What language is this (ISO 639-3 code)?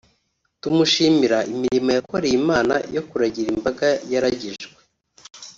kin